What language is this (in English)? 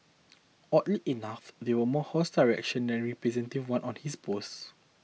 English